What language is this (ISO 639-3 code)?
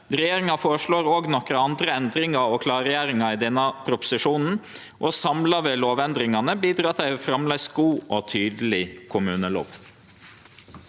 nor